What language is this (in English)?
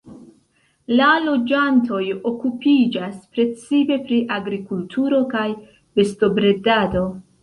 Esperanto